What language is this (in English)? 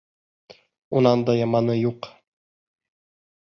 Bashkir